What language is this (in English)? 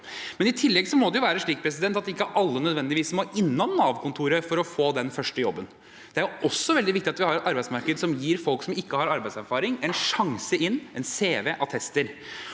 Norwegian